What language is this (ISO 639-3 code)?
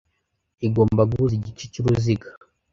kin